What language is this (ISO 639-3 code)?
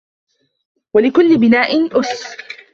ara